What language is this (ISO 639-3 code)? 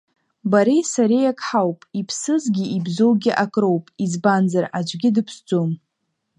abk